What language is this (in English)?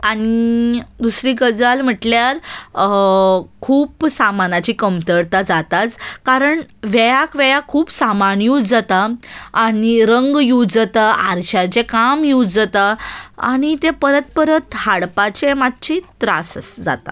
Konkani